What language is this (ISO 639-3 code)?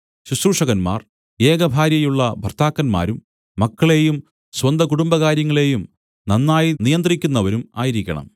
mal